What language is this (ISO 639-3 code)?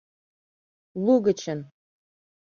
chm